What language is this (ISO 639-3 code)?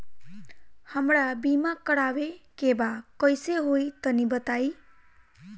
bho